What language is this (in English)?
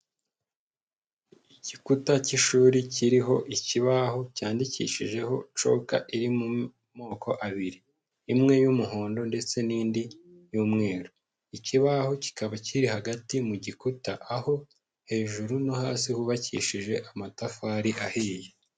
Kinyarwanda